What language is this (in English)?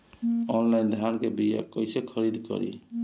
Bhojpuri